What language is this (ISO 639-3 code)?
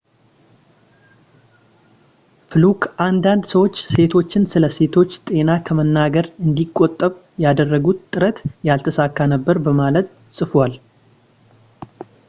amh